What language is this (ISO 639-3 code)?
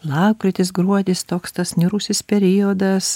lit